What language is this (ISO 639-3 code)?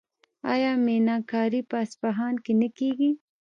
pus